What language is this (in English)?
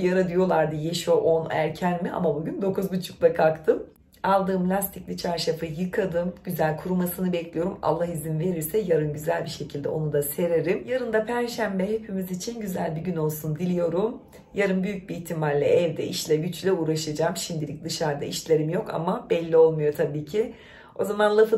Turkish